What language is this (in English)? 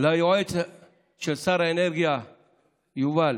Hebrew